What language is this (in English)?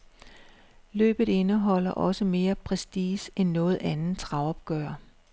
Danish